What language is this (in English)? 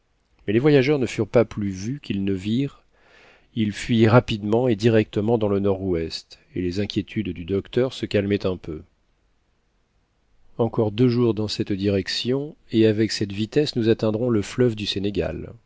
French